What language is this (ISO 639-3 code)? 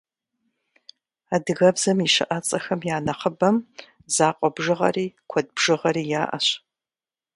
kbd